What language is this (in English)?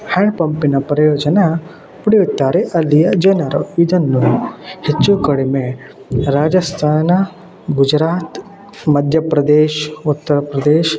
Kannada